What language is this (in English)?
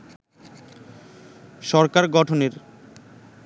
Bangla